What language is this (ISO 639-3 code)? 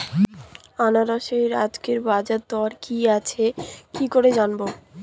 ben